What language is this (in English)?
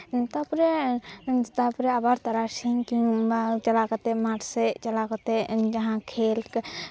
Santali